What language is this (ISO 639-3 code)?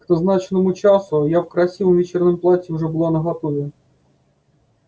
rus